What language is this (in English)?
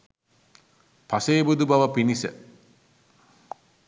Sinhala